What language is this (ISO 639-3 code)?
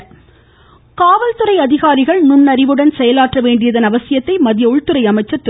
tam